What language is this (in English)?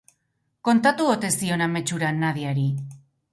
Basque